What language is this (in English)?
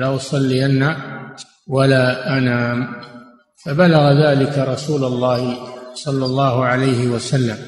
Arabic